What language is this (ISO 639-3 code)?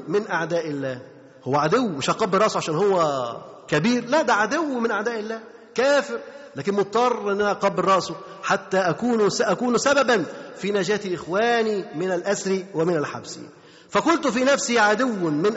ara